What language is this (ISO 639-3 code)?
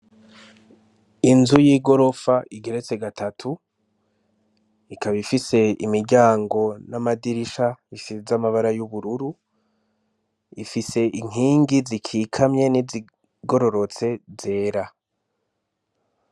run